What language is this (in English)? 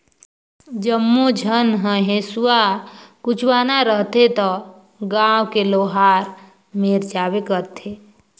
Chhattisgarhi